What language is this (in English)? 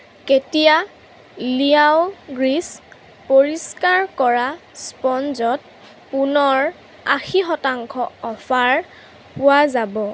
Assamese